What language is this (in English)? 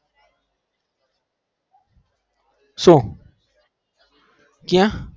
Gujarati